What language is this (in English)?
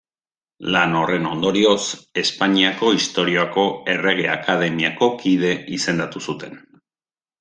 Basque